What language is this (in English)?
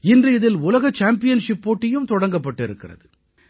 Tamil